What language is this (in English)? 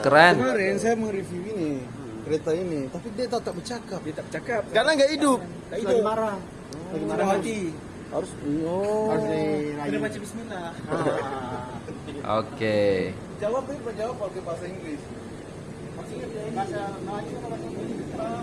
Indonesian